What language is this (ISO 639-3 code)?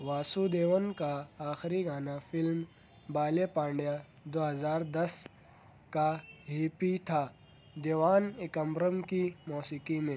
urd